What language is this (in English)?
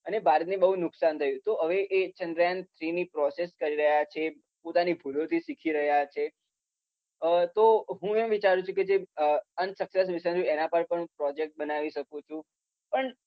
Gujarati